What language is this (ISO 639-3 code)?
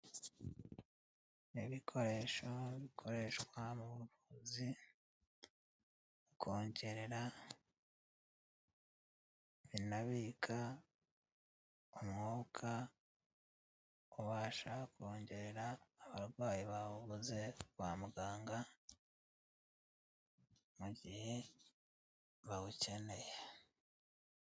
kin